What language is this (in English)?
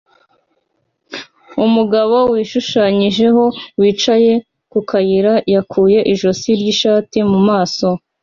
Kinyarwanda